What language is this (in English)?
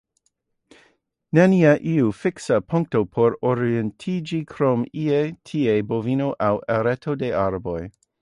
Esperanto